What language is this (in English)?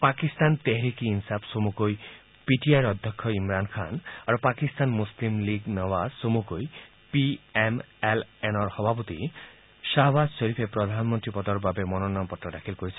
Assamese